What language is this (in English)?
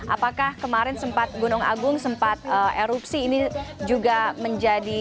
Indonesian